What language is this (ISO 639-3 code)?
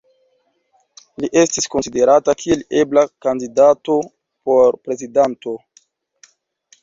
epo